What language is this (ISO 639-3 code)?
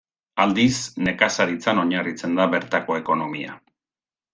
eus